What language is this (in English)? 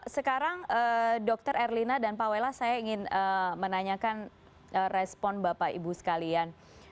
Indonesian